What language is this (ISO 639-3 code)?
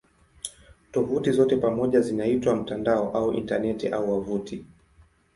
swa